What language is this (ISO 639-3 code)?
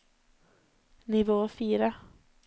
nor